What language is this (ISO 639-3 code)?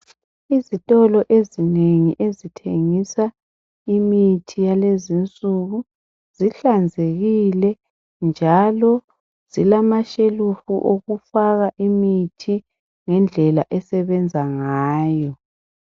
nde